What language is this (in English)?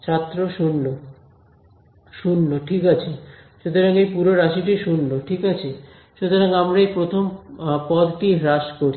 Bangla